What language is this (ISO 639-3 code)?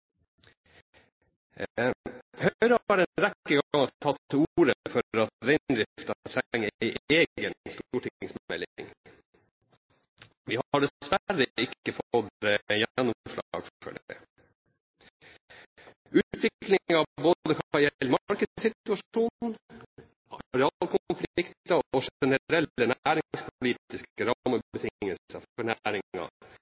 nob